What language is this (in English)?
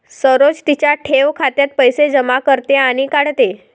Marathi